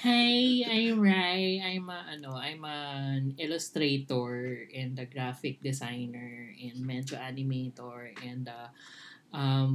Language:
Filipino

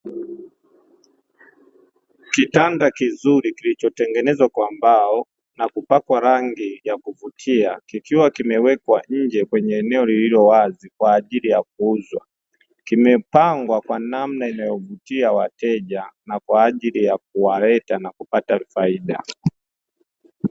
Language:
Swahili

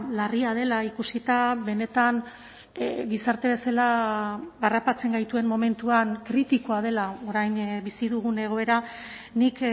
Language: Basque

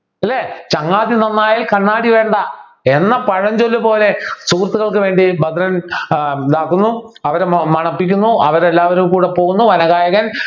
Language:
Malayalam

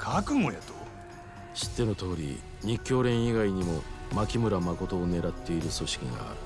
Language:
Japanese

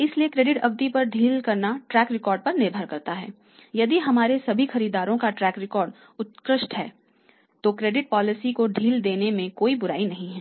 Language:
Hindi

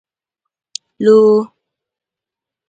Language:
Igbo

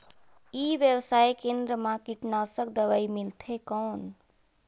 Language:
Chhattisgarhi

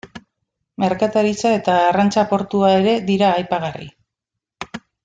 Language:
Basque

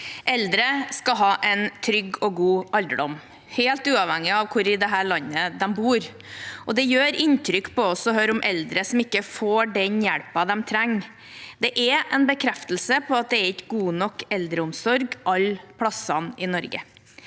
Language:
Norwegian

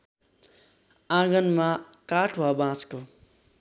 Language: Nepali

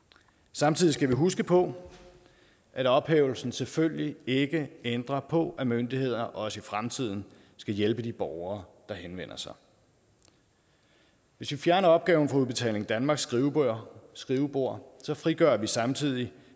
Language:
Danish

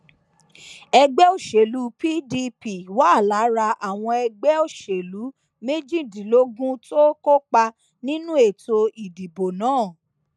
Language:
Yoruba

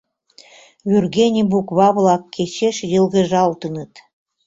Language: Mari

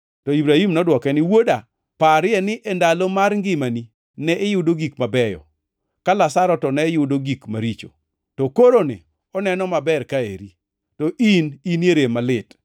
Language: Luo (Kenya and Tanzania)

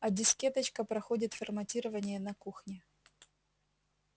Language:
Russian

